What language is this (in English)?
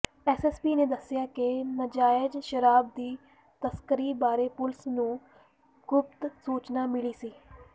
Punjabi